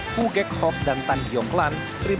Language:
Indonesian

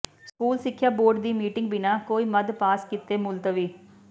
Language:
Punjabi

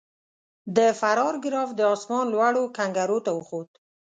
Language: Pashto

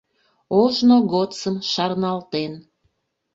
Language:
Mari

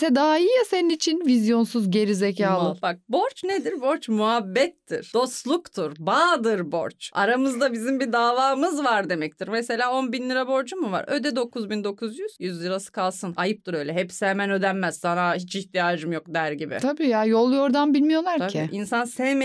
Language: Turkish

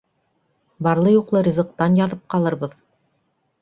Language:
Bashkir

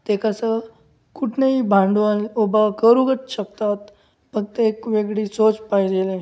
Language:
Marathi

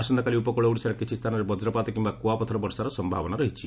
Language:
Odia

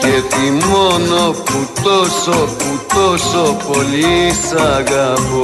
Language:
Greek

